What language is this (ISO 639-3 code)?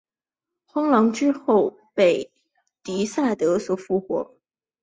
zho